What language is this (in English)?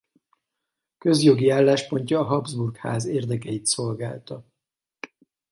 Hungarian